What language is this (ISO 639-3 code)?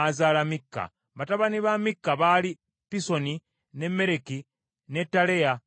lug